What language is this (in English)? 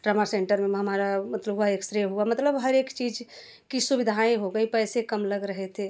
Hindi